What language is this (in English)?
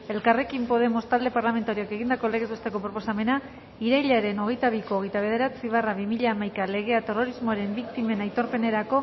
Basque